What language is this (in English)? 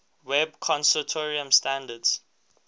English